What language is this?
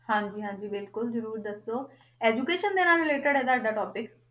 Punjabi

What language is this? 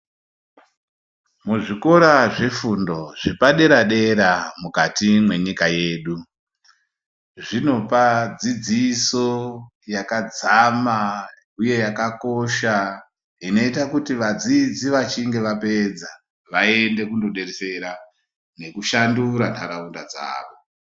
Ndau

